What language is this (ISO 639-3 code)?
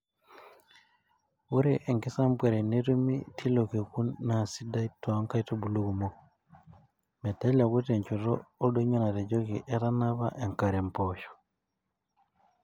mas